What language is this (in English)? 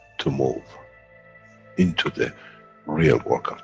English